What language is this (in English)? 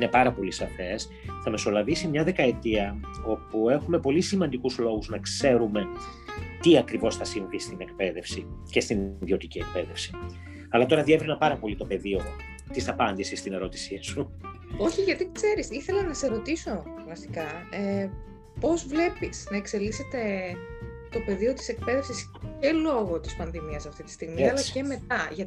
Greek